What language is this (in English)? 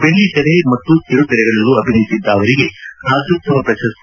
Kannada